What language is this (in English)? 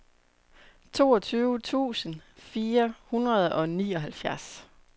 Danish